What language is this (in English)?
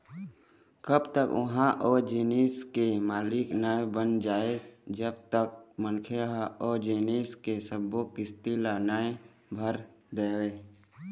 Chhattisgarhi